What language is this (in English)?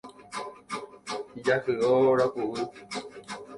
Guarani